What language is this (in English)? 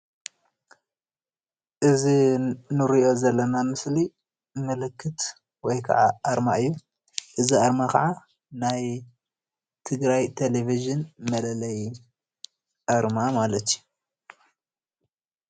Tigrinya